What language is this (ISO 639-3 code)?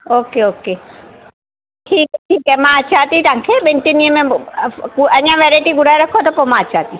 snd